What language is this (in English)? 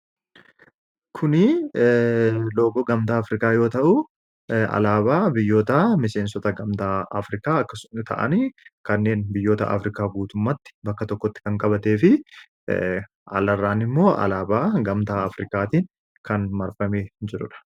Oromo